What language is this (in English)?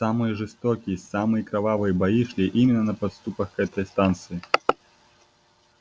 Russian